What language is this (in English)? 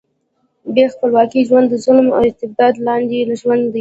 Pashto